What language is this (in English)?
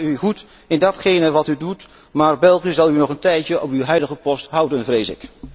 Dutch